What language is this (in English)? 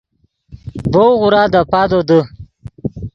Yidgha